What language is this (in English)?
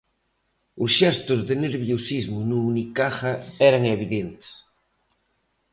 Galician